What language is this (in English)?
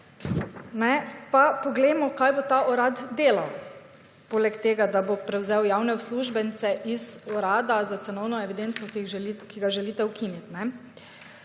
Slovenian